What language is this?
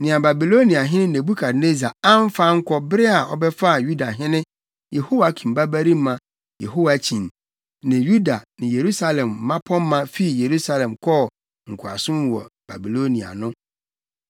Akan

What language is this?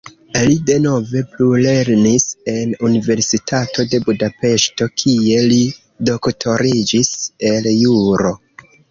Esperanto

